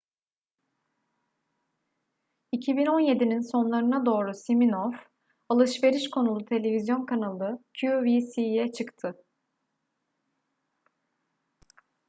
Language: Turkish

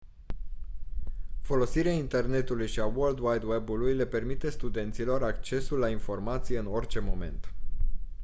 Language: Romanian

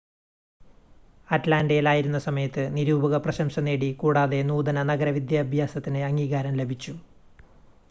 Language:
Malayalam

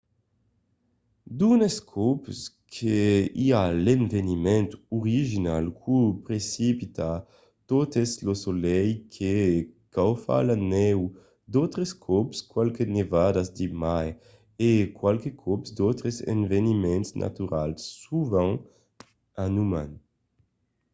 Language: Occitan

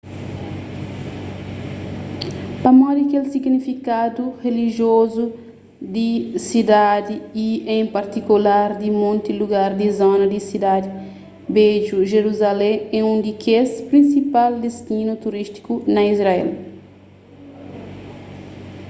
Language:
Kabuverdianu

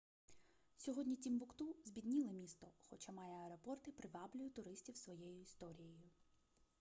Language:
Ukrainian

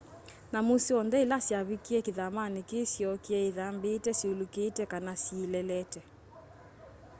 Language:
Kamba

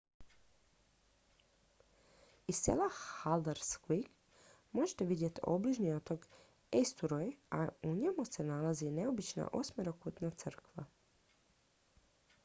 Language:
Croatian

